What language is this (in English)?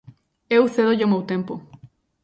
Galician